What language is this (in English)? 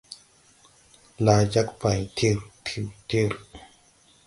Tupuri